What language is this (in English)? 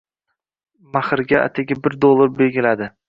Uzbek